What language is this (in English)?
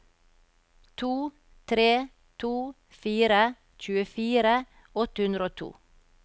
Norwegian